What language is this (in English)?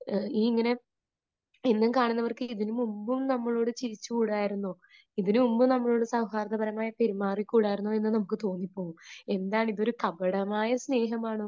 Malayalam